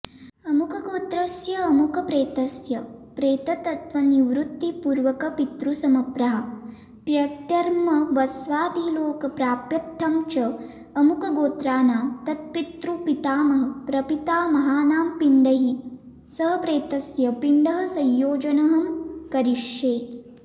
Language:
Sanskrit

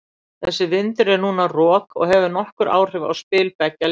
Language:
Icelandic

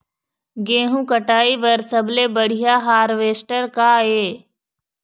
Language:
Chhattisgarhi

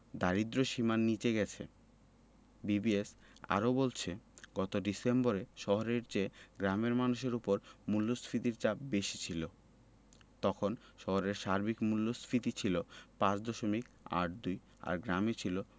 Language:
Bangla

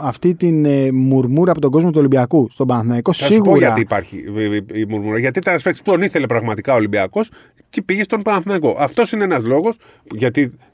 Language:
Greek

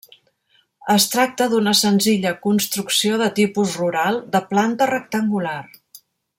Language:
Catalan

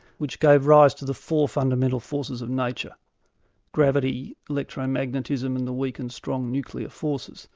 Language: English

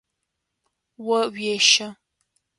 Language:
Adyghe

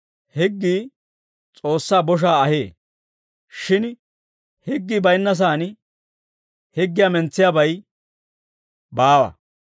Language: Dawro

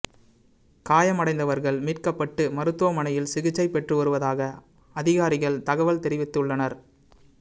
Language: Tamil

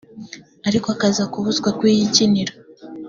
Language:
Kinyarwanda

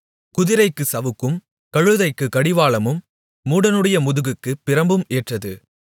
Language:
Tamil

